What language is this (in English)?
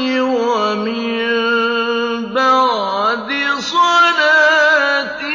Arabic